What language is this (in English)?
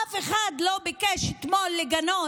Hebrew